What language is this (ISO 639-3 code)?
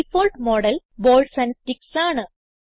mal